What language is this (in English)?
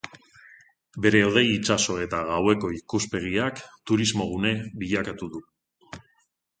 Basque